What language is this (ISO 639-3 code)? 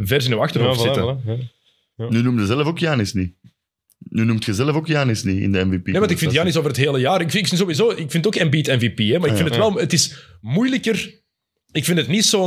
nld